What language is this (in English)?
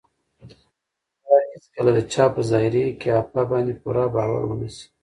Pashto